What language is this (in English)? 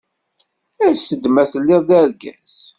Kabyle